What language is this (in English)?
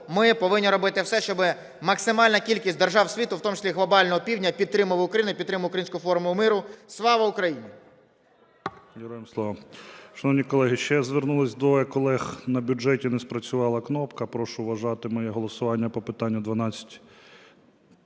Ukrainian